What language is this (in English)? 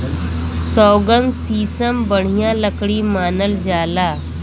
Bhojpuri